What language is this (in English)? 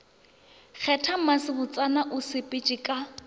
Northern Sotho